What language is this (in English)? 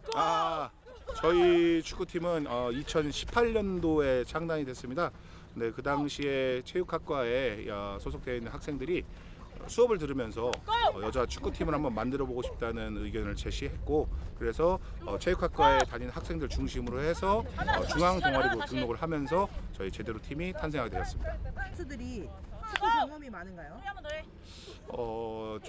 Korean